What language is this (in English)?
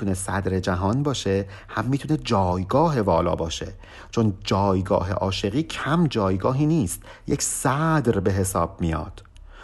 Persian